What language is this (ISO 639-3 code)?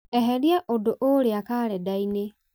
kik